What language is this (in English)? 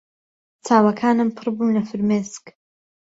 Central Kurdish